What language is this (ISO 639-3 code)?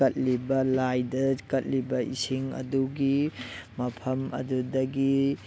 mni